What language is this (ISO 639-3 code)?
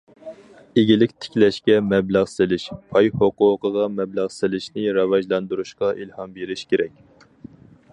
uig